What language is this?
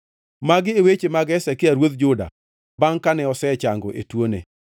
Luo (Kenya and Tanzania)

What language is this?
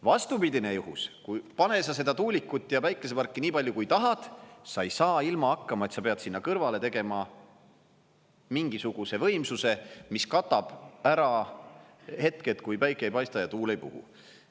Estonian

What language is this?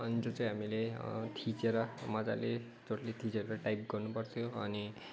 Nepali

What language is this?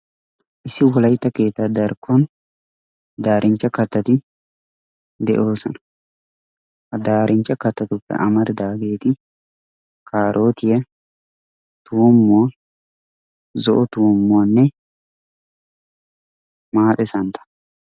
Wolaytta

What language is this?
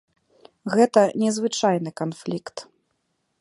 Belarusian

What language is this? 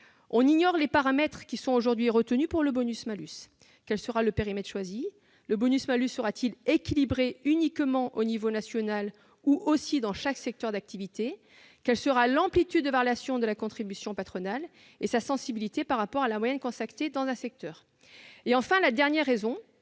French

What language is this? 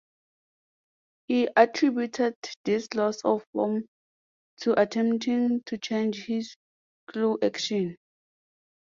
English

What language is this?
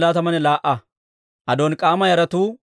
Dawro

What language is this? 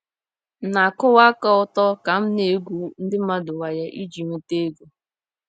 Igbo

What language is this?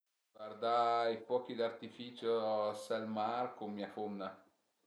Piedmontese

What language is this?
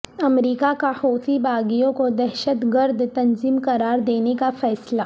Urdu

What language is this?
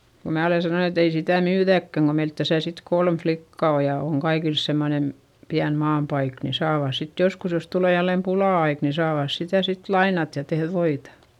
Finnish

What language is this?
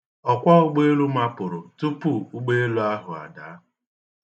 Igbo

